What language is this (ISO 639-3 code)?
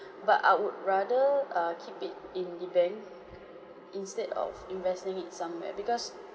eng